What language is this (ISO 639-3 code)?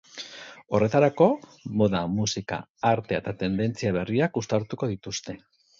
eus